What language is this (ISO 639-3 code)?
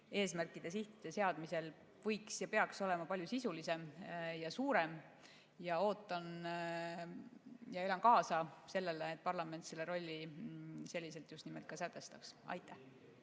est